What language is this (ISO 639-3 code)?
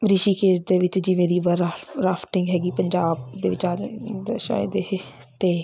pan